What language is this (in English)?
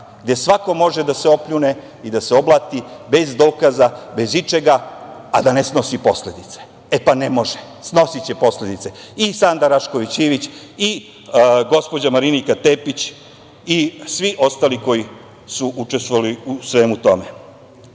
Serbian